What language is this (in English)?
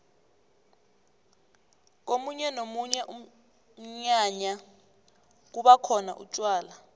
South Ndebele